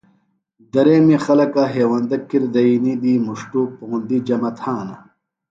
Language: Phalura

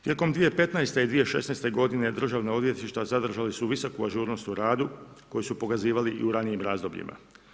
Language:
Croatian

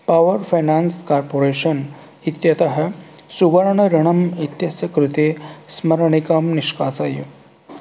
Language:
Sanskrit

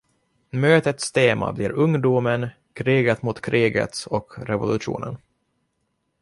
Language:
Swedish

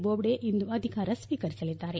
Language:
Kannada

